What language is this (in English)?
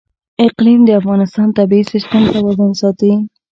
Pashto